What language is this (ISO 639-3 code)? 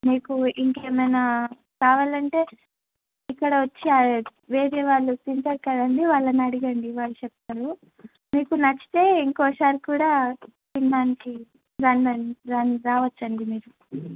tel